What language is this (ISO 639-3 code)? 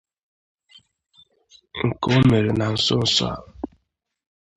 ibo